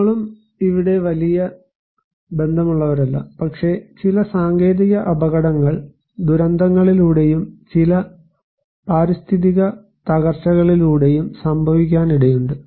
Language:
Malayalam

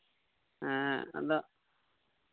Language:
Santali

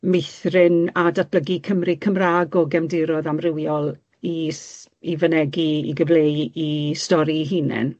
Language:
Welsh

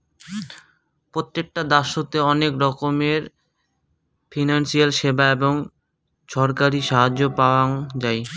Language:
Bangla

